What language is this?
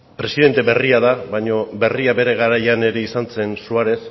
Basque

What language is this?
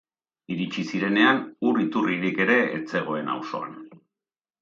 Basque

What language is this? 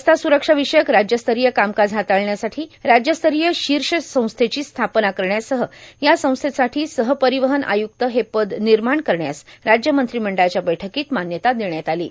Marathi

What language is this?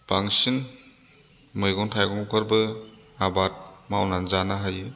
Bodo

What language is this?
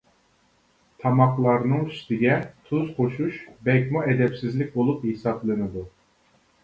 Uyghur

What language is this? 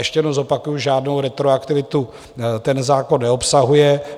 Czech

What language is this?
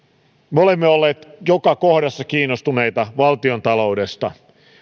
Finnish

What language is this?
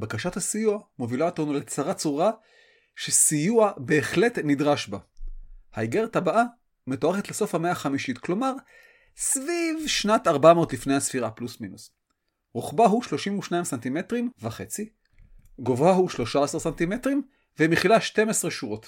Hebrew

